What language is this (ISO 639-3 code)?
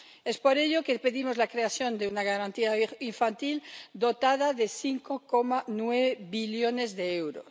spa